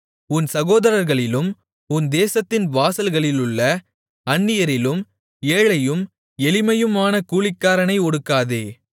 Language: Tamil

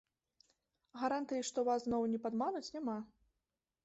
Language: Belarusian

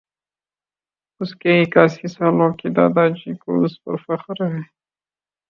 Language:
Urdu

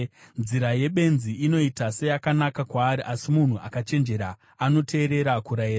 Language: Shona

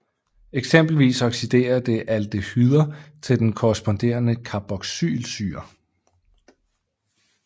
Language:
Danish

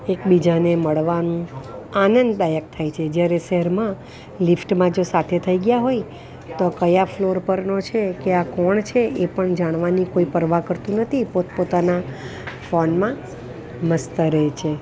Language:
Gujarati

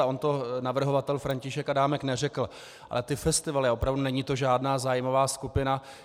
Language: Czech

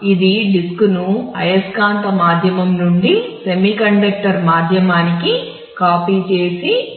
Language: Telugu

